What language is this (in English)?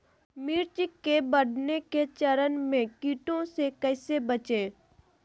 Magahi